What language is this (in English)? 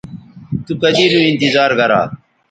Bateri